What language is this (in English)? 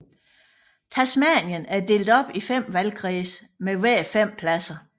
Danish